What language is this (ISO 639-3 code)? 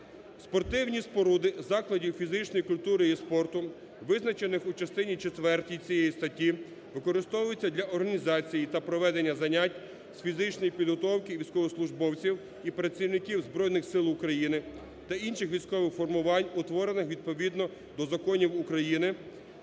ukr